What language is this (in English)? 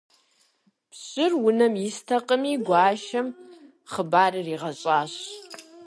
Kabardian